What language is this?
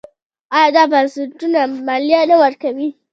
Pashto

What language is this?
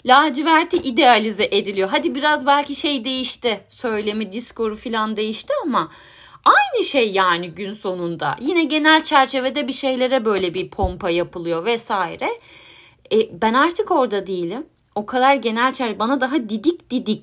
Turkish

